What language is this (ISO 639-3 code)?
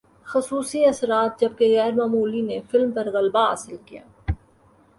urd